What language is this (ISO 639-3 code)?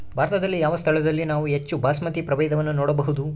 kan